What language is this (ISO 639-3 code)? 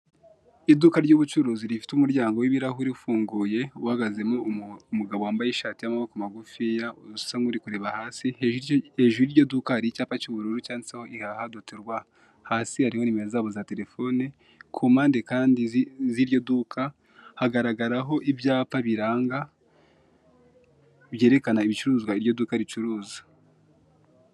kin